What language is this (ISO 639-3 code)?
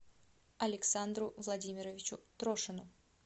rus